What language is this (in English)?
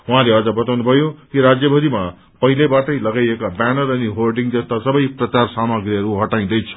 Nepali